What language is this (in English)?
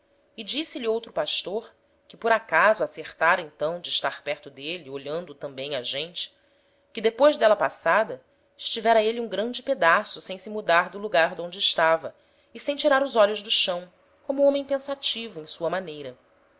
Portuguese